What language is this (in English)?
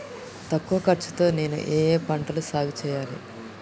Telugu